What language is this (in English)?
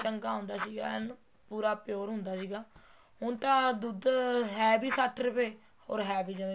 Punjabi